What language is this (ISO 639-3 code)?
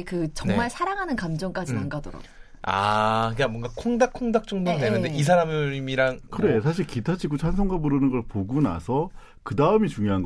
kor